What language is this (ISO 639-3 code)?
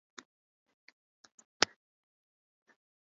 jpn